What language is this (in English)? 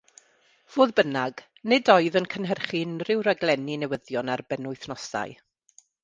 Welsh